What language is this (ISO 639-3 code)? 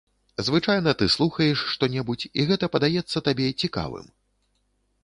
bel